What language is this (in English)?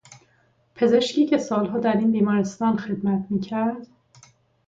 Persian